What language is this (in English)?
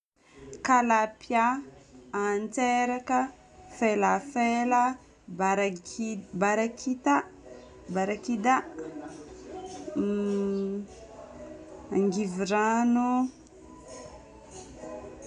Northern Betsimisaraka Malagasy